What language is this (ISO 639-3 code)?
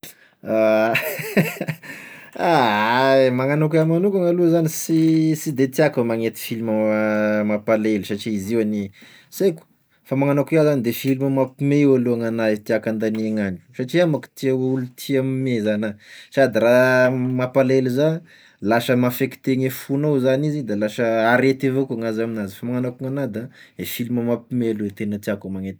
tkg